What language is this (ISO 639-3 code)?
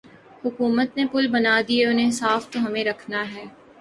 urd